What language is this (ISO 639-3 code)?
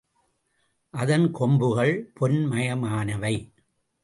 tam